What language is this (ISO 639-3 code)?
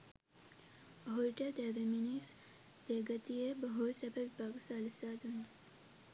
sin